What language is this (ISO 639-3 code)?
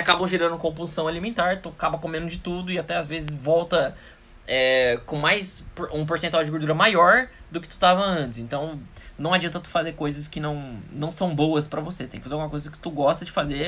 por